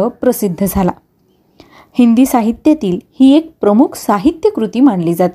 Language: Marathi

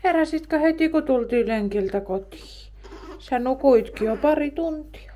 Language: Finnish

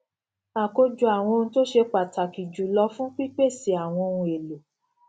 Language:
Yoruba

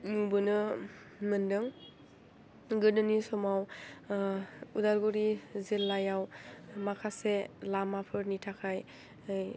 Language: Bodo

